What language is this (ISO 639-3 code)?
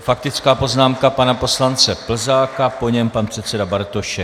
ces